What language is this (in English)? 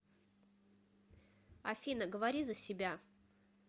Russian